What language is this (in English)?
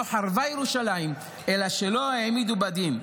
Hebrew